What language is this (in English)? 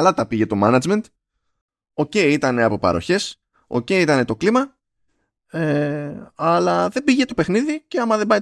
Greek